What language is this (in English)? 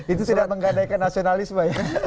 Indonesian